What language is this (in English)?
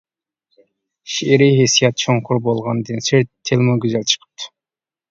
Uyghur